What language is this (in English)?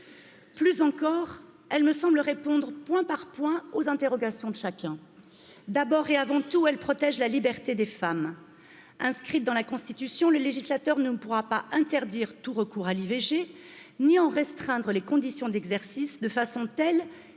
French